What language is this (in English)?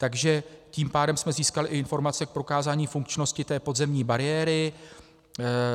Czech